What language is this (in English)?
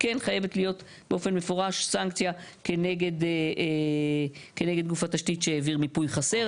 Hebrew